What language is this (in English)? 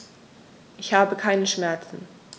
German